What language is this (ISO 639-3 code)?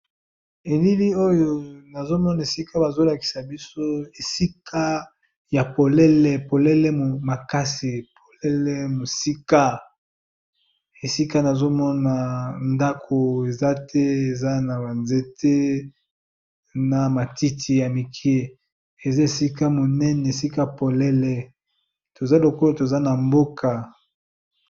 lin